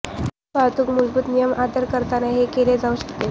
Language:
Marathi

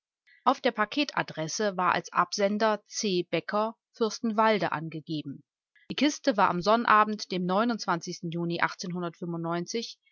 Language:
German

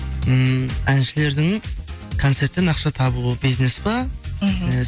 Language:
Kazakh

